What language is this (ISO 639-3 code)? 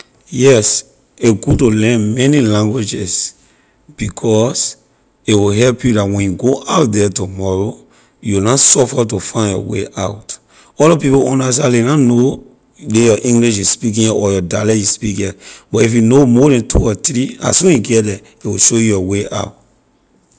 lir